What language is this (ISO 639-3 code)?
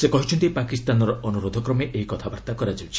ori